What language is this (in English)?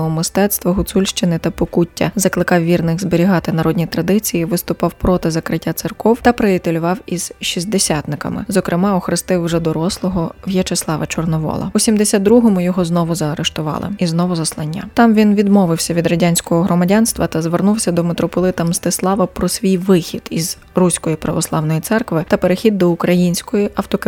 Ukrainian